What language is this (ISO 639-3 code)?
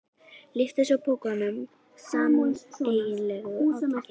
isl